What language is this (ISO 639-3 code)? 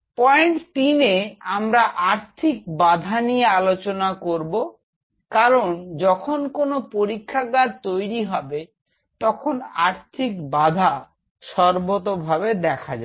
ben